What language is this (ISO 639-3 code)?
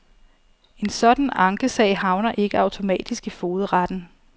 dan